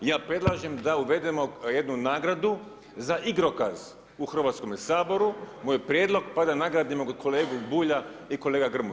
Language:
Croatian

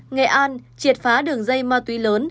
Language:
Vietnamese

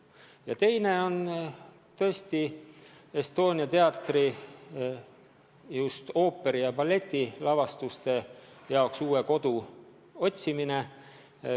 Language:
Estonian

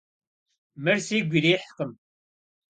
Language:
Kabardian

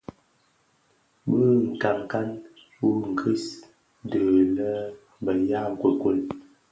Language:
Bafia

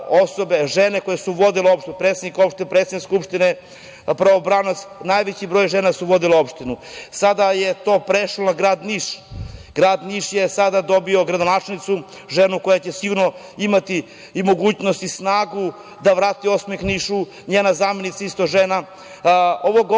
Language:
Serbian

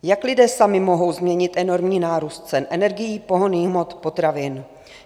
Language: Czech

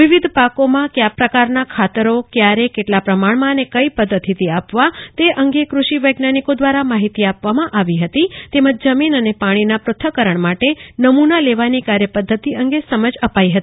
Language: Gujarati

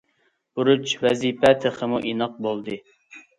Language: Uyghur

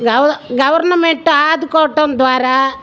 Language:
Telugu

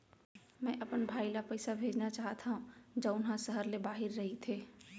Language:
Chhattisgarhi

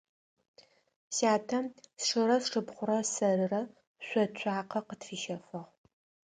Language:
Adyghe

